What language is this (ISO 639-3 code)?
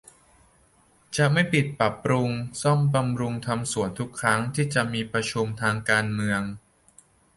tha